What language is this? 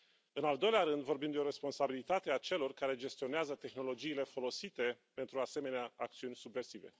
Romanian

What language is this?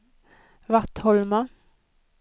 Swedish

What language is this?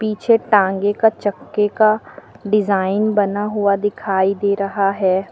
Hindi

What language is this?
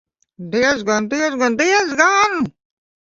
Latvian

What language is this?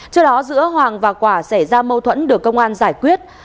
Vietnamese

